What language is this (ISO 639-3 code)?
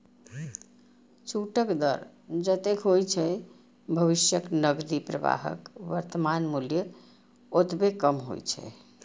mai